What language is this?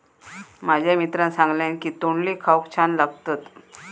Marathi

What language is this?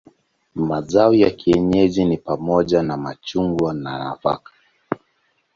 Swahili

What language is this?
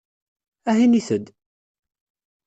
Kabyle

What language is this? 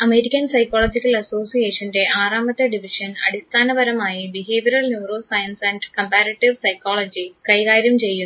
Malayalam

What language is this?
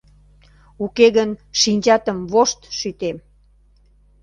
Mari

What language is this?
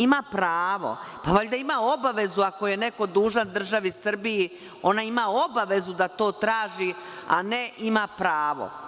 Serbian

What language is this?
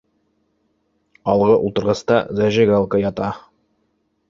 Bashkir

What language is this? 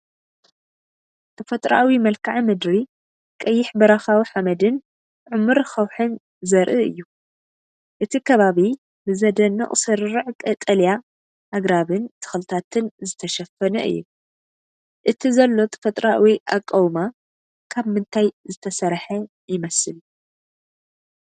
Tigrinya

